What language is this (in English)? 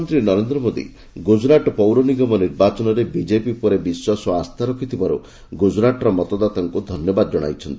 Odia